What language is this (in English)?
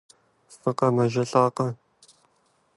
Kabardian